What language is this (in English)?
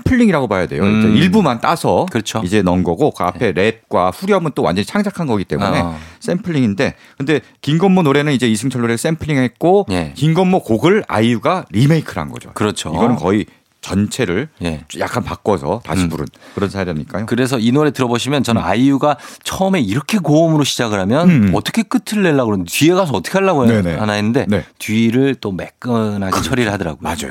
Korean